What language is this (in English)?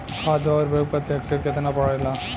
Bhojpuri